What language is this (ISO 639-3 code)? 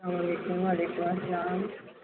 kas